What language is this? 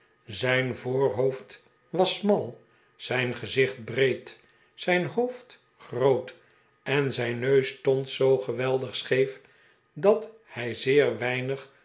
Dutch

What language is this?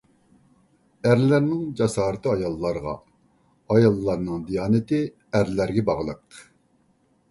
Uyghur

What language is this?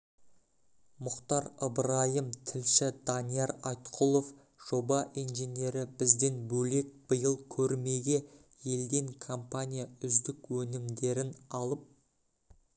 Kazakh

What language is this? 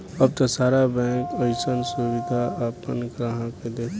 Bhojpuri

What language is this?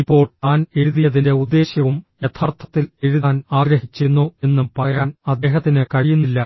Malayalam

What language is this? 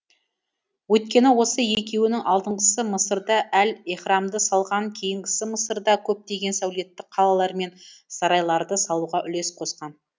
Kazakh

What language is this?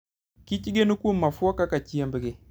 Luo (Kenya and Tanzania)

